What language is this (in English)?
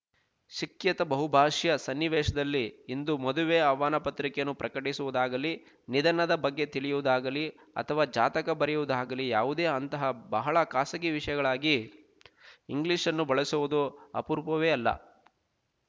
Kannada